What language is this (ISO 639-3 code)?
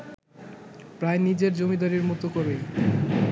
ben